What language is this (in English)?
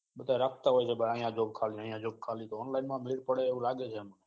Gujarati